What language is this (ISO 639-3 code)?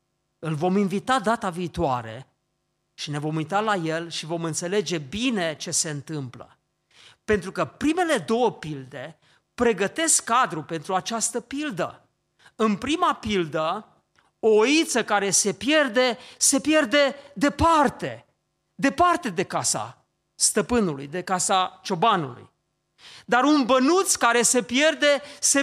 ron